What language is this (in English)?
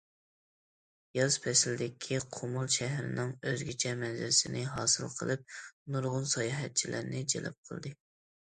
Uyghur